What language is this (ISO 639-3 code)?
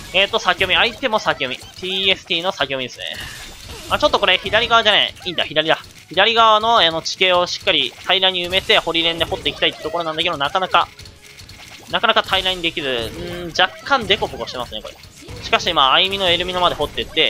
jpn